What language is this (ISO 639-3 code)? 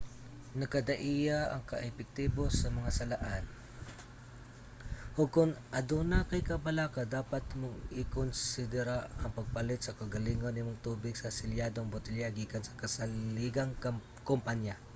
ceb